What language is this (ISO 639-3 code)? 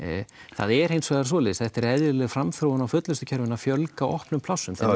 isl